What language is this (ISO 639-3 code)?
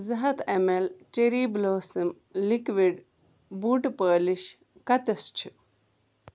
kas